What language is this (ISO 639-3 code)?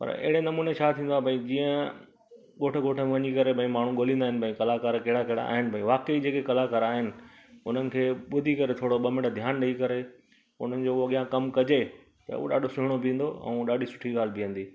snd